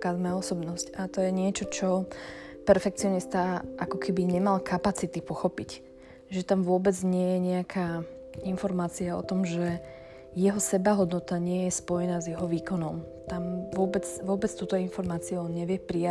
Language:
Slovak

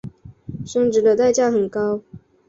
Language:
Chinese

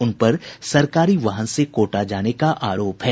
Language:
Hindi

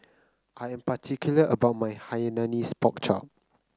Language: English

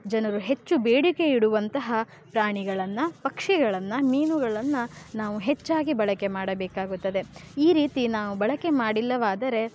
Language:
Kannada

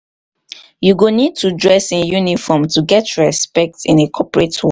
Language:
Nigerian Pidgin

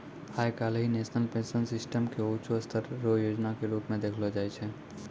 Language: Maithili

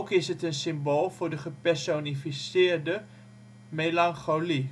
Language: Dutch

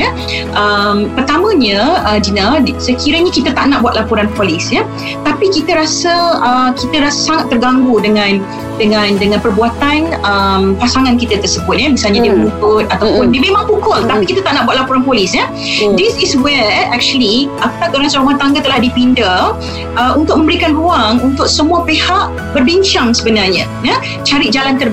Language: Malay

